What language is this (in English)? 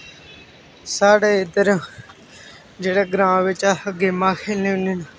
Dogri